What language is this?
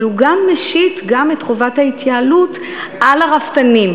Hebrew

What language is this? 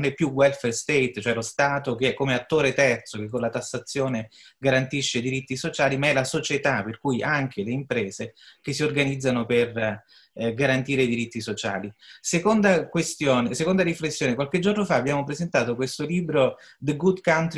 Italian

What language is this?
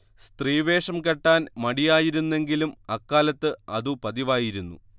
Malayalam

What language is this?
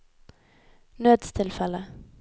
Norwegian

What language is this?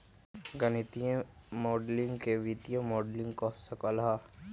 Magahi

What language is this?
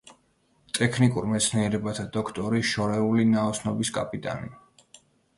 Georgian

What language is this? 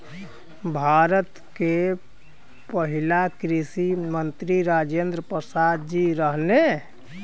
Bhojpuri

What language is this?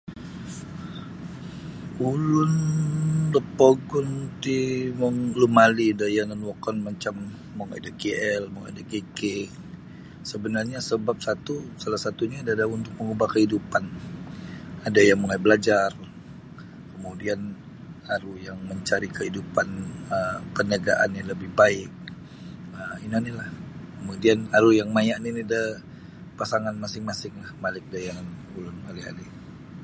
Sabah Bisaya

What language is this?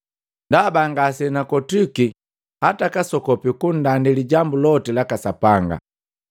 Matengo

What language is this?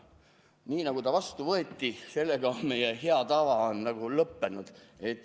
Estonian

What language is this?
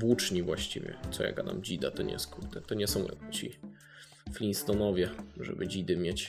Polish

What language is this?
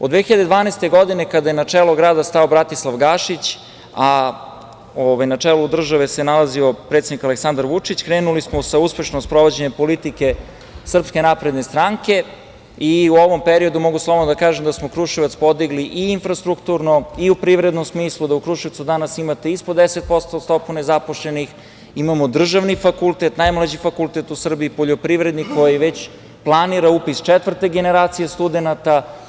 Serbian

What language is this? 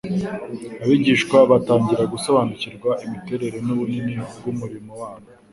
Kinyarwanda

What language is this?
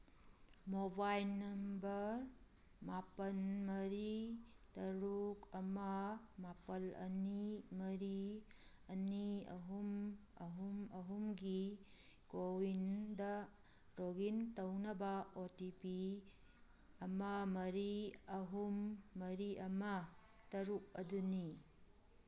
Manipuri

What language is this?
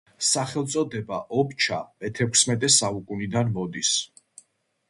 Georgian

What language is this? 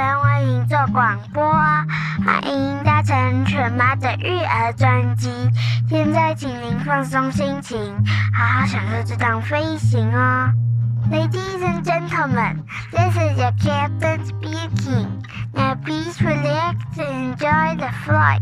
Chinese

